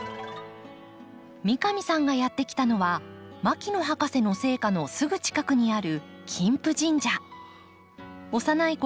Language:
Japanese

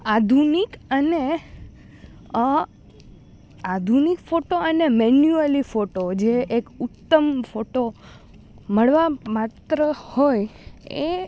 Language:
Gujarati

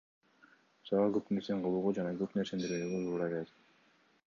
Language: Kyrgyz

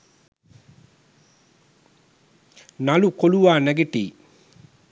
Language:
Sinhala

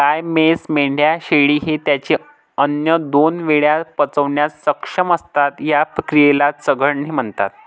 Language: Marathi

